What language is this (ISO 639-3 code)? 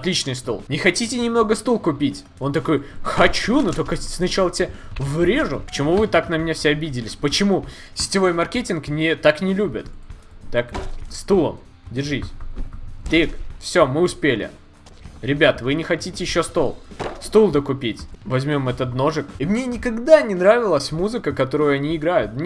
rus